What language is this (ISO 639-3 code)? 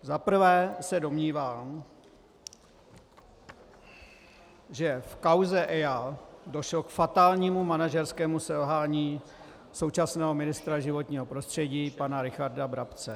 ces